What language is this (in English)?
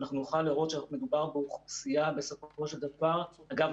Hebrew